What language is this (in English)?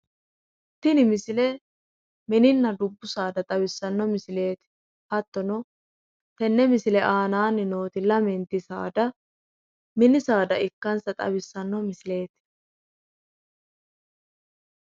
Sidamo